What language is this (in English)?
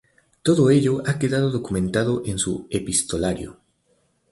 Spanish